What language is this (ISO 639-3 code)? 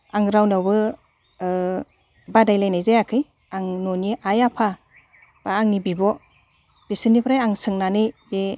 brx